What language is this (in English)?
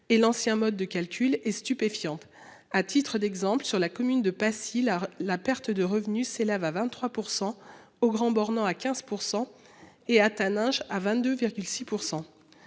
French